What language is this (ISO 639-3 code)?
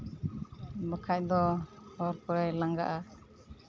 sat